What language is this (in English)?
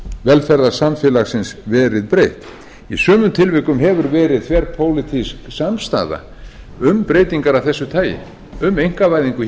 Icelandic